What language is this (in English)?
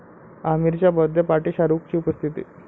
Marathi